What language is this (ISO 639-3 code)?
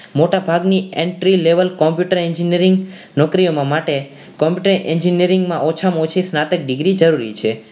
guj